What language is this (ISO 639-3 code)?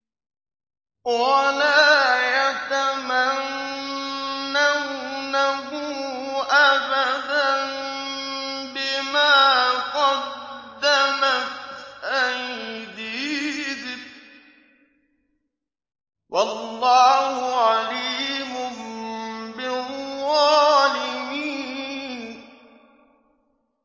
ara